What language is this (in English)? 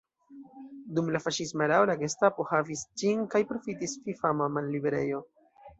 Esperanto